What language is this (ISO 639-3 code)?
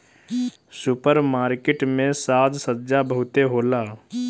bho